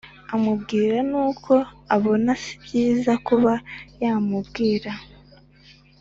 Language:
Kinyarwanda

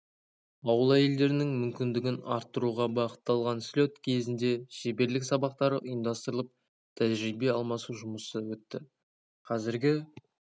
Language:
Kazakh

